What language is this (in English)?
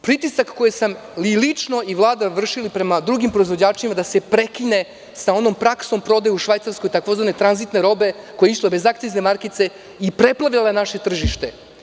Serbian